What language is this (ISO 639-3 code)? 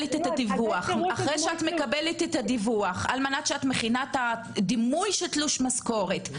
heb